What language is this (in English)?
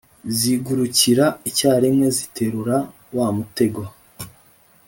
Kinyarwanda